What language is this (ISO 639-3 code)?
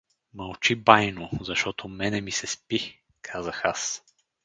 bul